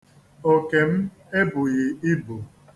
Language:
Igbo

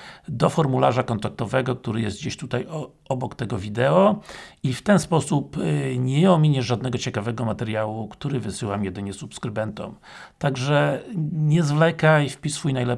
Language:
Polish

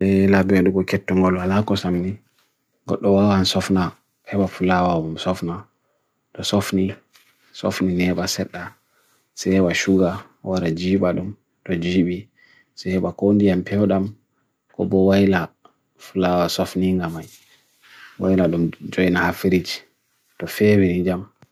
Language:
Bagirmi Fulfulde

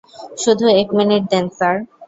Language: Bangla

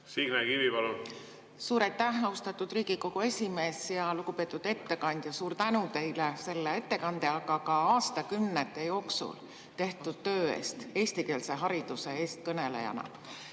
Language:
Estonian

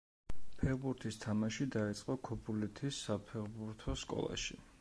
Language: Georgian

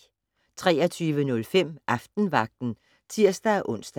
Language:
Danish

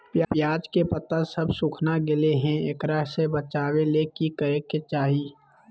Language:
Magahi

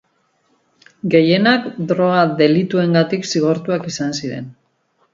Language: Basque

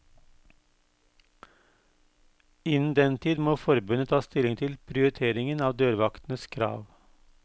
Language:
Norwegian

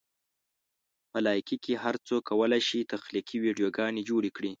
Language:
Pashto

